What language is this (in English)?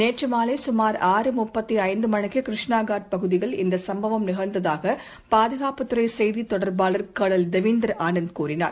Tamil